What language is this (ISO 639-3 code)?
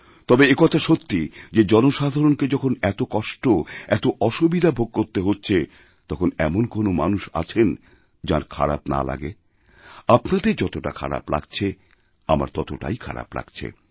ben